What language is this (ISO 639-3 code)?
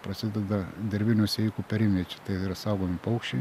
lit